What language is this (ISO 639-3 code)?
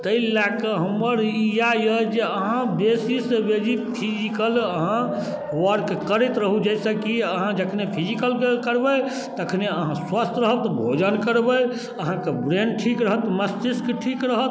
mai